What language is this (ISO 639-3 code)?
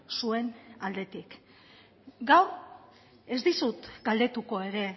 eus